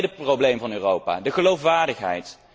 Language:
Dutch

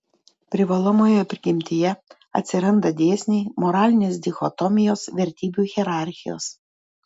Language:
Lithuanian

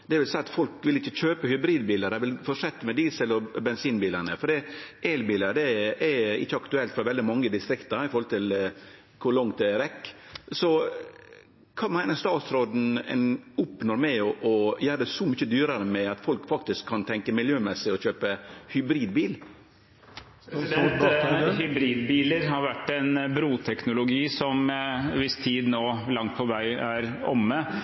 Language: Norwegian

